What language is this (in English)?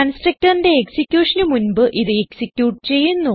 Malayalam